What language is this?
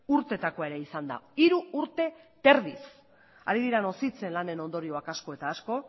Basque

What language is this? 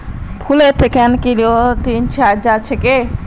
Magahi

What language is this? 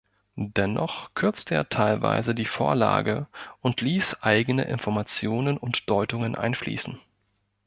German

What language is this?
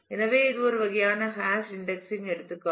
Tamil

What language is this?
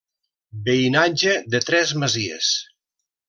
Catalan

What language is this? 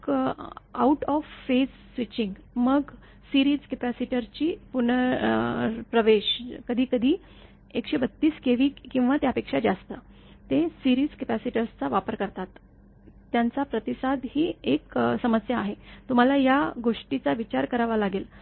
Marathi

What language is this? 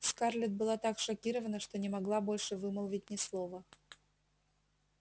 Russian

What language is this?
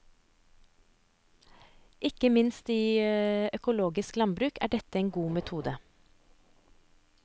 Norwegian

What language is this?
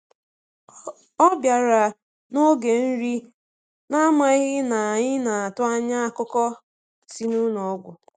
Igbo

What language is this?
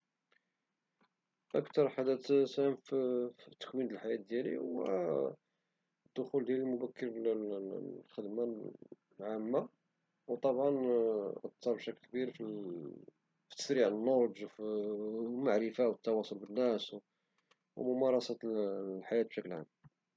Moroccan Arabic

